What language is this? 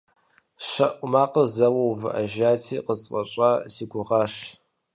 Kabardian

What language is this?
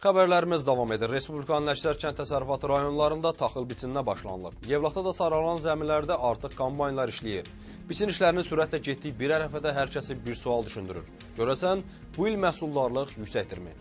Turkish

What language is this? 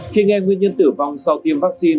Vietnamese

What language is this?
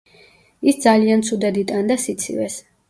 Georgian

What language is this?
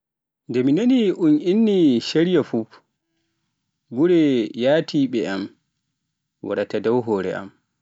Pular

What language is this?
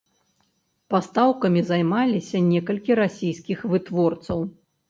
Belarusian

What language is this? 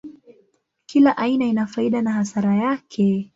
Swahili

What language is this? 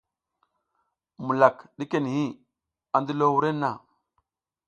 South Giziga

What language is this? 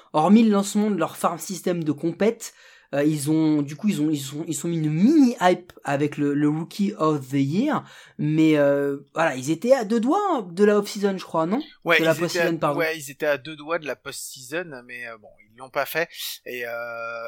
French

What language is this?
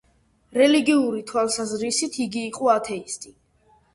Georgian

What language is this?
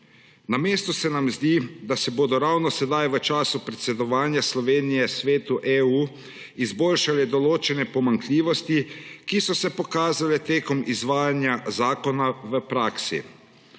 Slovenian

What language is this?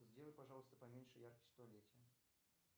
Russian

